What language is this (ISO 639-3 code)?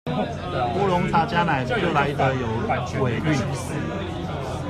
zho